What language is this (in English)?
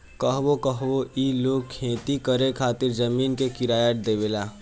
Bhojpuri